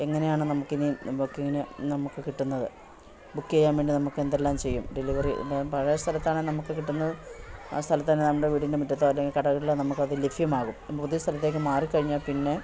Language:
Malayalam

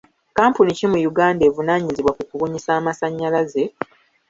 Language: Ganda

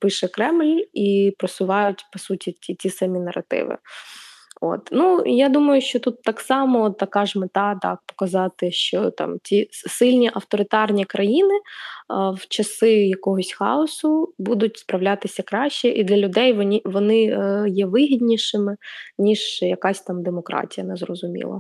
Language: Ukrainian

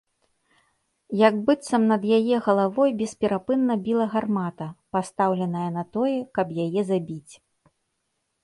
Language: Belarusian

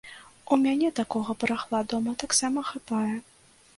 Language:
Belarusian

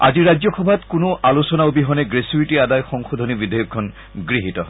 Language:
Assamese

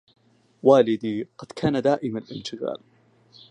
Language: Arabic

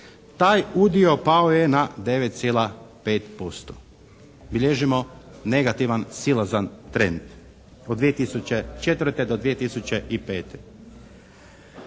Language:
Croatian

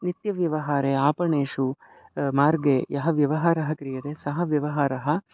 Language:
Sanskrit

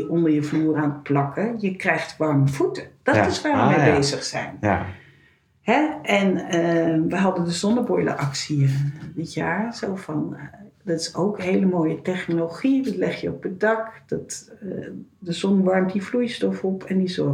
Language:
Dutch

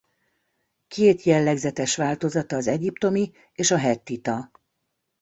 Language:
Hungarian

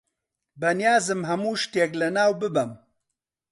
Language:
Central Kurdish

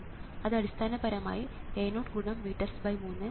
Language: Malayalam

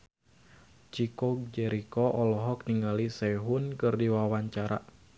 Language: Sundanese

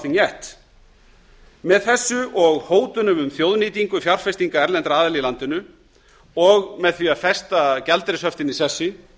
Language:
Icelandic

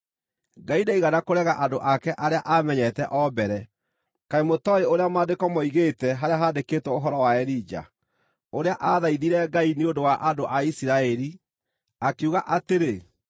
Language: Kikuyu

